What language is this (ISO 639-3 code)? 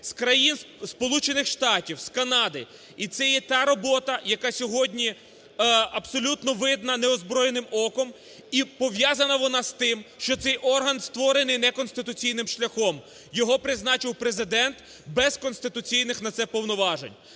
ukr